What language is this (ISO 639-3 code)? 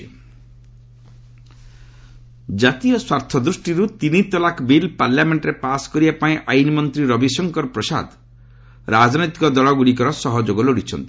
ori